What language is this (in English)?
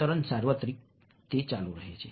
Gujarati